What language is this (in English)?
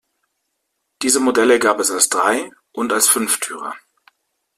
German